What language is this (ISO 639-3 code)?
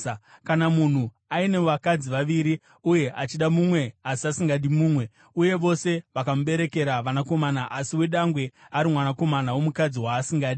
sna